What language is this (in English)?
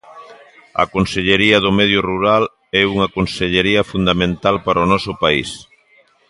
Galician